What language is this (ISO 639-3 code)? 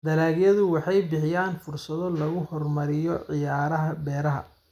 som